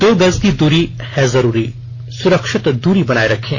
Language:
Hindi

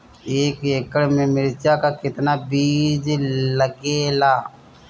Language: Bhojpuri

